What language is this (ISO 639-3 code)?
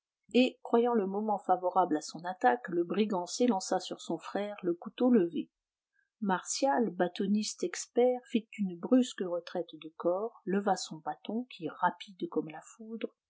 fra